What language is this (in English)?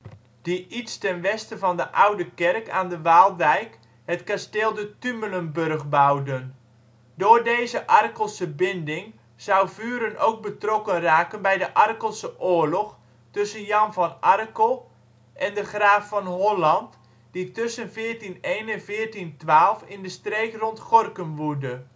Dutch